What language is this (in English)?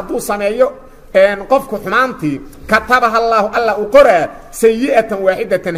Arabic